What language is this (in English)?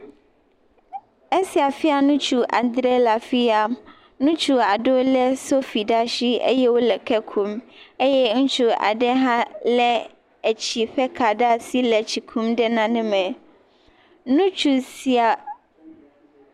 Ewe